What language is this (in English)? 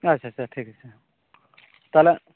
Santali